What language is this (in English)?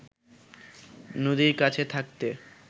Bangla